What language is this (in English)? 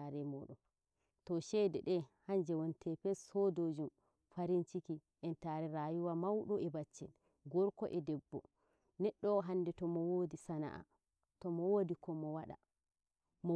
Nigerian Fulfulde